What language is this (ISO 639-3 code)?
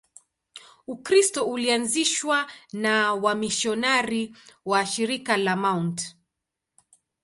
swa